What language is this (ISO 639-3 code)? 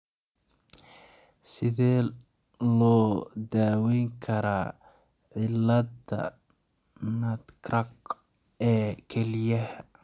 som